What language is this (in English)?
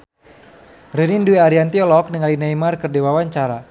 Sundanese